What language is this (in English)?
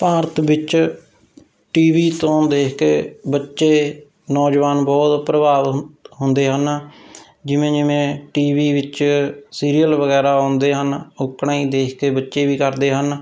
Punjabi